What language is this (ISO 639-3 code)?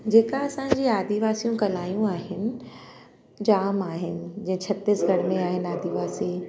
snd